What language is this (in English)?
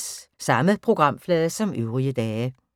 Danish